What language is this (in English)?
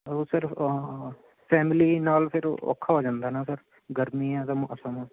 Punjabi